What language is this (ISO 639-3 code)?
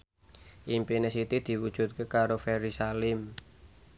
jav